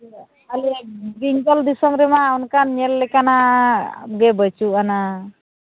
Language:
Santali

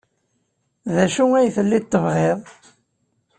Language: Kabyle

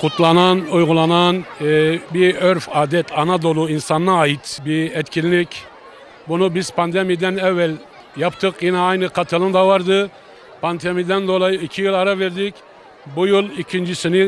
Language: Turkish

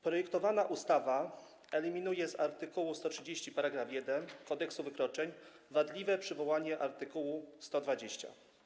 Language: Polish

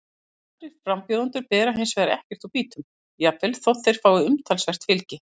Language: Icelandic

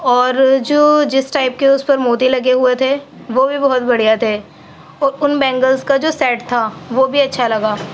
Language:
Urdu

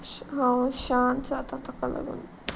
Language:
Konkani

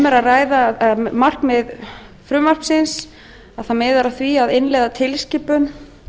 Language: Icelandic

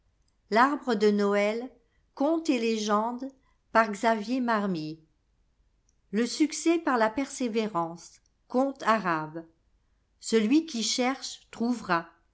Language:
French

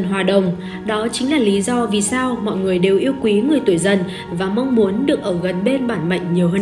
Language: Vietnamese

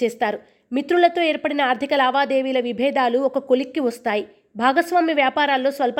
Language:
Telugu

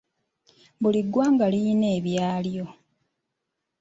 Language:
Ganda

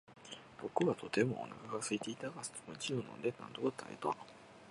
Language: Japanese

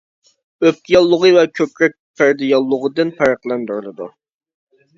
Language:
Uyghur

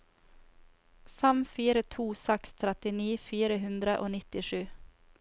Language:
Norwegian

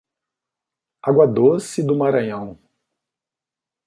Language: Portuguese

